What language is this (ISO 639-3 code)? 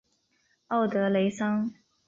zho